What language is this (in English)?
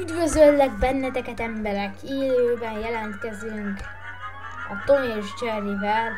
Hungarian